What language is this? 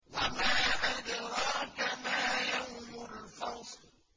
Arabic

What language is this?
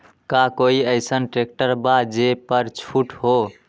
Magahi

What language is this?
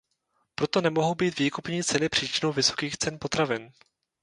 Czech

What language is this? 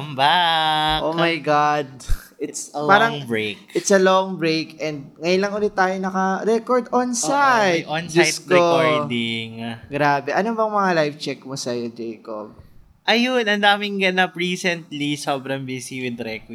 Filipino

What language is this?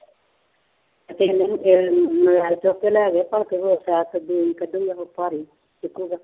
Punjabi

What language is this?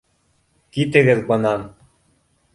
Bashkir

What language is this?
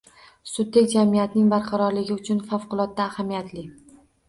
Uzbek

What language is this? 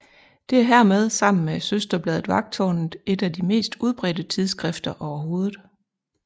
Danish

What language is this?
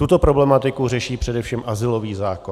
Czech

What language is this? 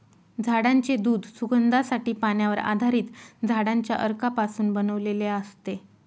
Marathi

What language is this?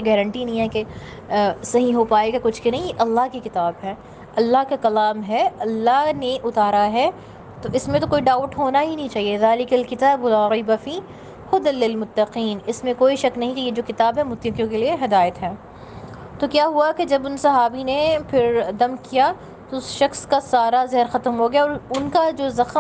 Urdu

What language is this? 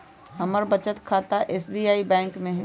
Magahi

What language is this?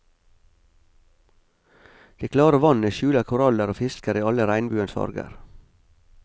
Norwegian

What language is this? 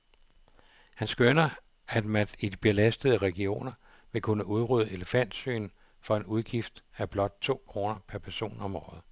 Danish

